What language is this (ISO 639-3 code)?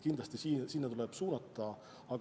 est